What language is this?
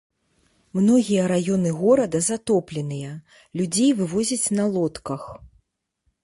Belarusian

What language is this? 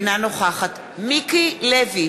Hebrew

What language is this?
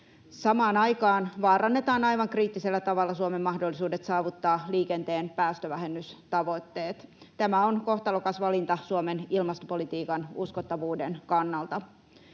Finnish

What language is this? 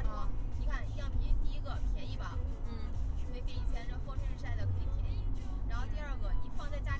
Chinese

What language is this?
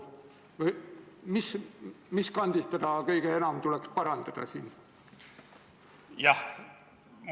Estonian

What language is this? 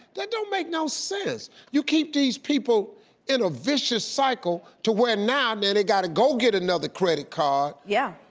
English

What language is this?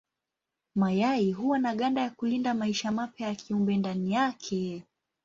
Swahili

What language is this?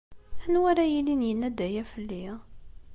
Kabyle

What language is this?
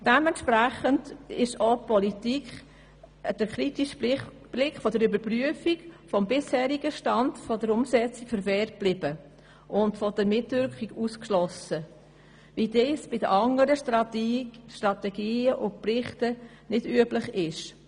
Swiss German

